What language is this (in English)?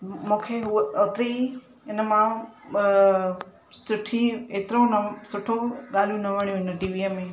Sindhi